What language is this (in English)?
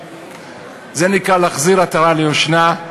Hebrew